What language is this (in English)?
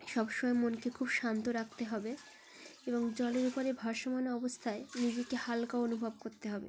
Bangla